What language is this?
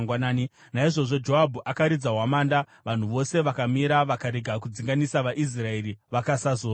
Shona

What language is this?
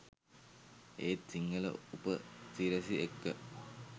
Sinhala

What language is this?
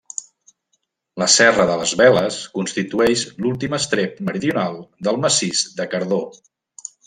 Catalan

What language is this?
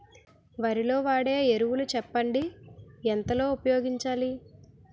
Telugu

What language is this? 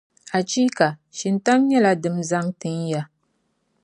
Dagbani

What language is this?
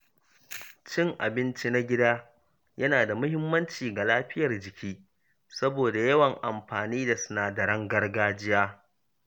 Hausa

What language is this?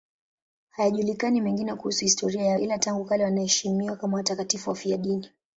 Swahili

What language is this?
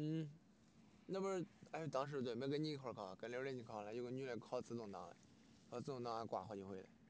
Chinese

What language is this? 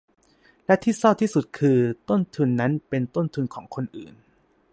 Thai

